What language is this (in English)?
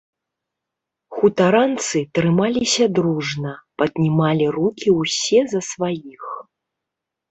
Belarusian